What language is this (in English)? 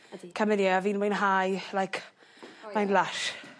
Welsh